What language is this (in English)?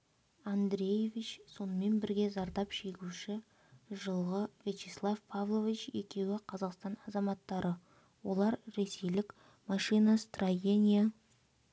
Kazakh